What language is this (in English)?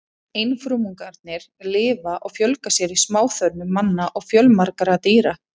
Icelandic